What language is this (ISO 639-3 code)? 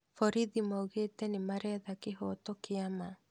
kik